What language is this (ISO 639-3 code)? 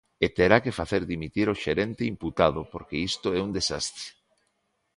glg